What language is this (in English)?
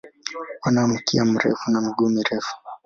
Swahili